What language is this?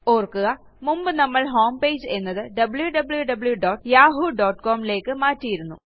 Malayalam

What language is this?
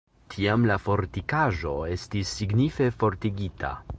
Esperanto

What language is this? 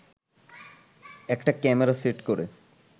Bangla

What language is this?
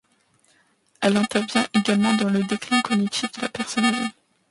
French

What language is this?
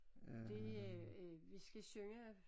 Danish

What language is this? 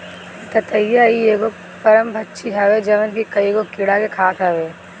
Bhojpuri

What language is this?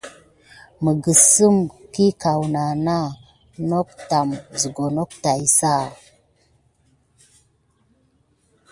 Gidar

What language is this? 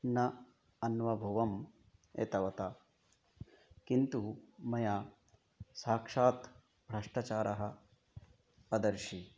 Sanskrit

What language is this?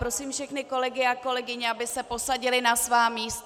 Czech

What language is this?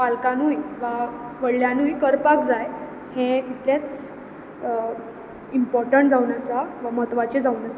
Konkani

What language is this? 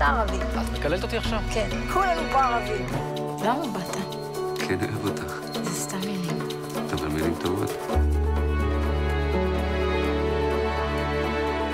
Hebrew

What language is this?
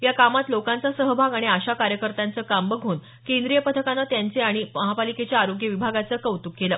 Marathi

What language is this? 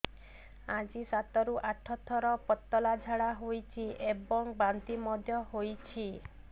Odia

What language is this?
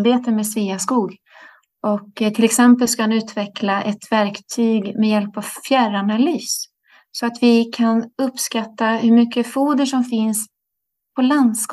Swedish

